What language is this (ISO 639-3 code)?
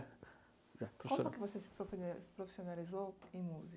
por